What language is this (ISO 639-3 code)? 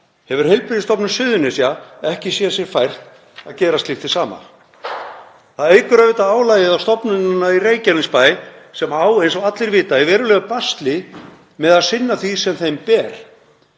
isl